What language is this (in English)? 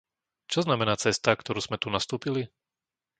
Slovak